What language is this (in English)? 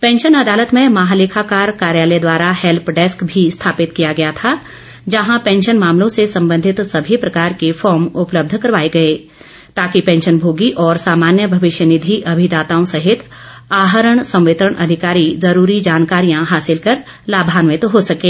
Hindi